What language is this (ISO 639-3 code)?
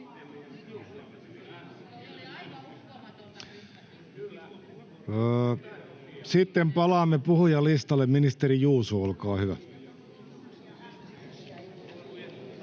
fin